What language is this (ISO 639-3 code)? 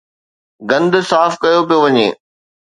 snd